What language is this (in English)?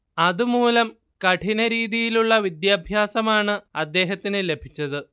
Malayalam